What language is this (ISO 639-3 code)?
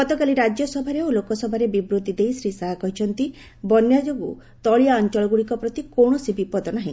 ori